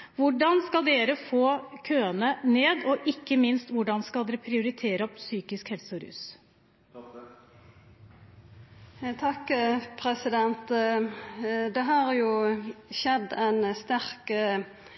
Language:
Norwegian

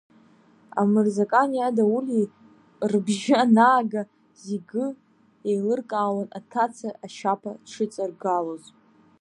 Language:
Abkhazian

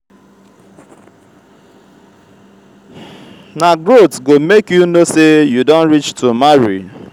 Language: Nigerian Pidgin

